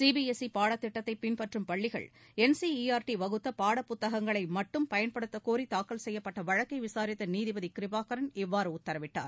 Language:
Tamil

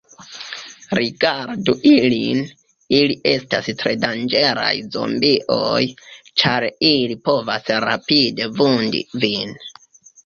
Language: Esperanto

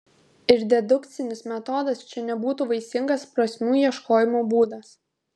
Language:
Lithuanian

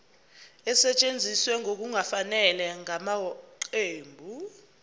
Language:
Zulu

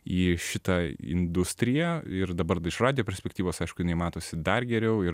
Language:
Lithuanian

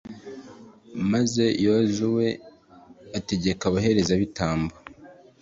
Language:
Kinyarwanda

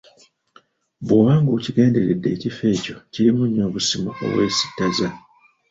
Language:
Ganda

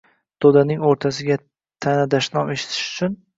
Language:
Uzbek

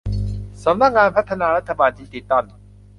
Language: Thai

